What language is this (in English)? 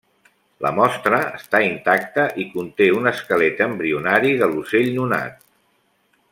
Catalan